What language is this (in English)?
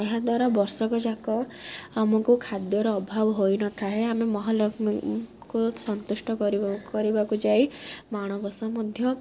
Odia